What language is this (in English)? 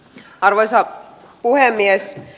Finnish